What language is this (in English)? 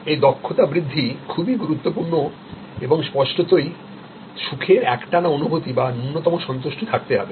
Bangla